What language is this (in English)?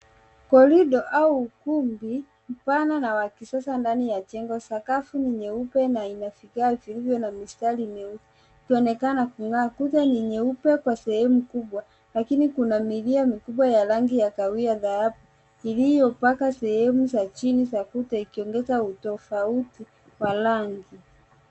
Swahili